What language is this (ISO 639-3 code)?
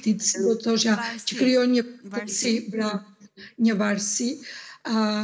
ron